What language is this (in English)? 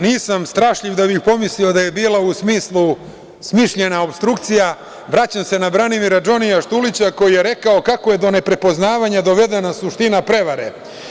Serbian